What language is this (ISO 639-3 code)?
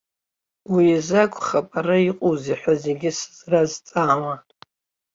abk